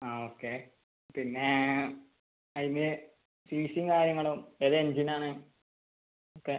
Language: Malayalam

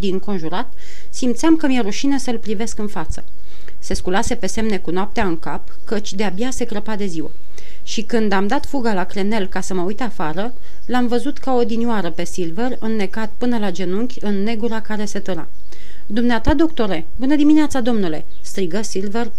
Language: Romanian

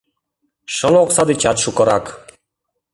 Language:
Mari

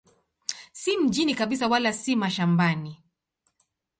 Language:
Swahili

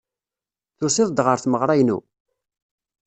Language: Kabyle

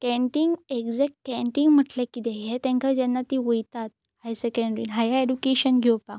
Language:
Konkani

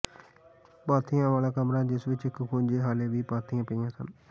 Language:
Punjabi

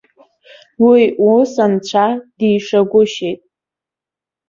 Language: Abkhazian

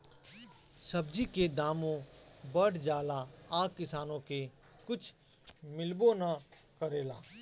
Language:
Bhojpuri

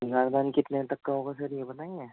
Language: Urdu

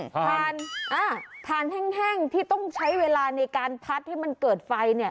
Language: Thai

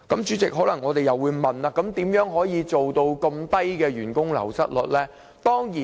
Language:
Cantonese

